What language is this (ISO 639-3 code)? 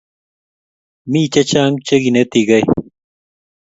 kln